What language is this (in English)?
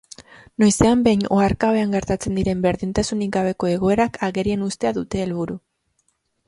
Basque